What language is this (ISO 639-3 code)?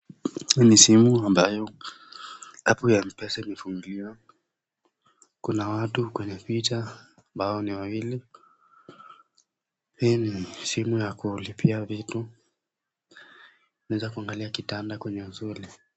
swa